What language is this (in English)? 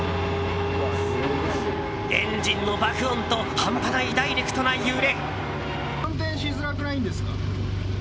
Japanese